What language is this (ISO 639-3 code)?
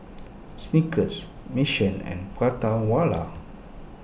eng